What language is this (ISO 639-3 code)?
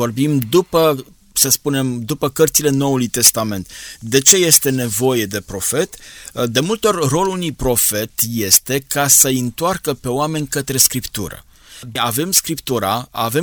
ron